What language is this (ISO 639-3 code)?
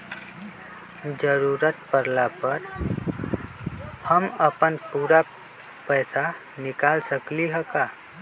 mag